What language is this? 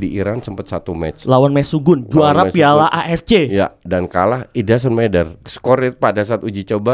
Indonesian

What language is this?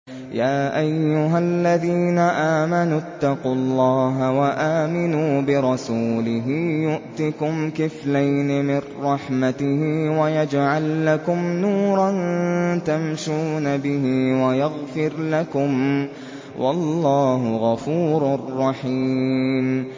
Arabic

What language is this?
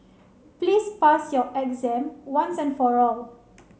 English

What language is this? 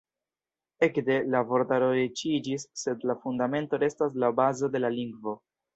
Esperanto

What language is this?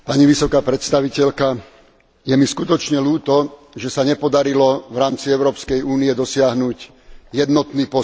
Slovak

